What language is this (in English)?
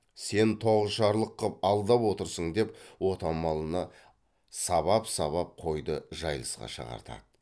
Kazakh